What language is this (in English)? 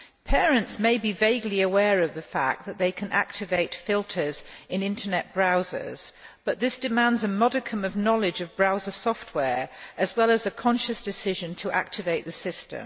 English